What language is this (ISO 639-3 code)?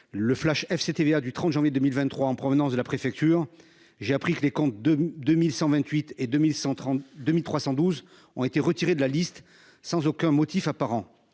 fra